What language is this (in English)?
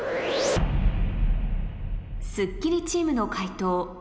Japanese